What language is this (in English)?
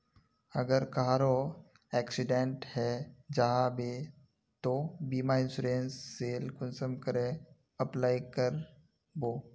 Magahi